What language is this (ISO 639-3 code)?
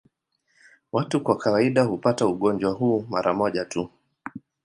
swa